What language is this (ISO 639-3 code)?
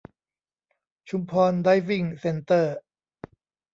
tha